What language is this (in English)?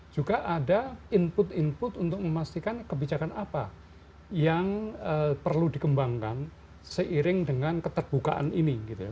Indonesian